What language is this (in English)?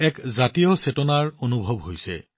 Assamese